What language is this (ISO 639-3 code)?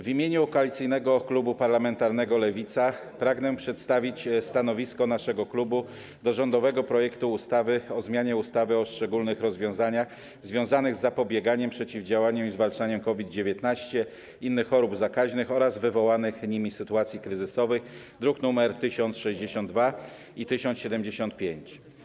pol